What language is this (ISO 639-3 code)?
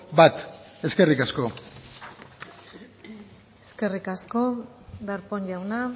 eus